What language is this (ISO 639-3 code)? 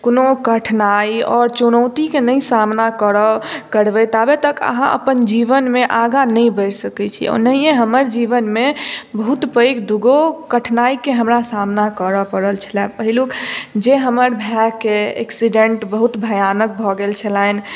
mai